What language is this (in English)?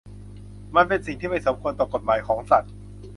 Thai